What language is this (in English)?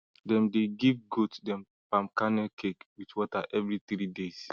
Nigerian Pidgin